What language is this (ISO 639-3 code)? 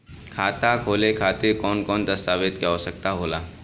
bho